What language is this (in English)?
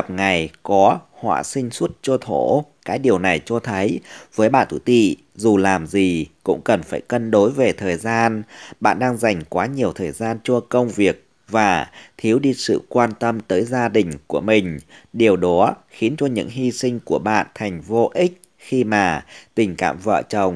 Vietnamese